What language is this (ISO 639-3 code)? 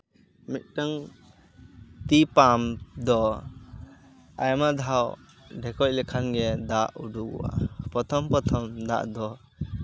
sat